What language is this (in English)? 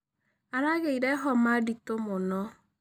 Kikuyu